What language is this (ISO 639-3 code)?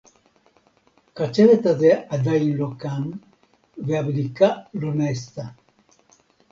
heb